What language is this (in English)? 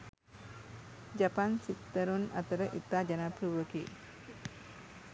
Sinhala